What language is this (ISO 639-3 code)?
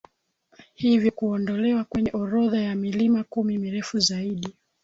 swa